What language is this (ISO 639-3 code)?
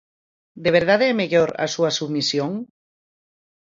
glg